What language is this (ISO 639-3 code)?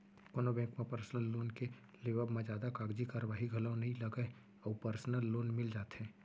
hne